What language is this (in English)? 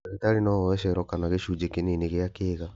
Kikuyu